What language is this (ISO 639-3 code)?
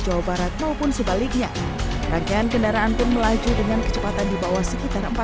ind